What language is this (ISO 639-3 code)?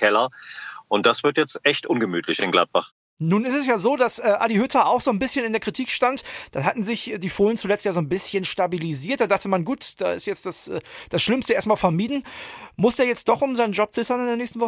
deu